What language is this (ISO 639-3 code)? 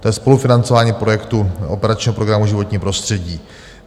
ces